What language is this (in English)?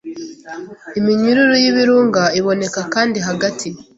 Kinyarwanda